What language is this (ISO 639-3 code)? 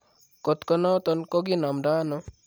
kln